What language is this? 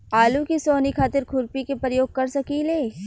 Bhojpuri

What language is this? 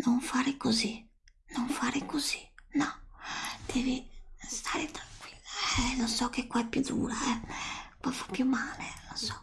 Italian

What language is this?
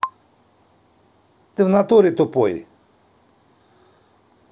Russian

